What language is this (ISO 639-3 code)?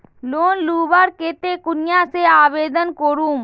mag